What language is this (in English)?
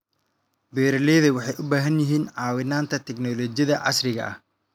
Somali